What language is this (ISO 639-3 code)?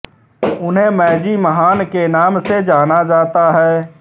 hin